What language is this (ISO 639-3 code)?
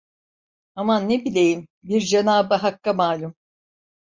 tur